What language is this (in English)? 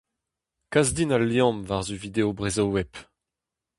Breton